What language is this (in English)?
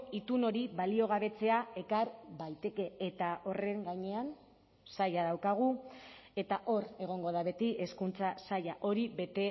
Basque